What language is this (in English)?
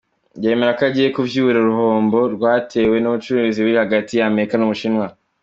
Kinyarwanda